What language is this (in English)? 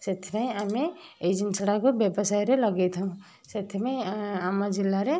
Odia